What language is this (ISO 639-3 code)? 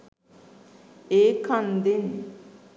sin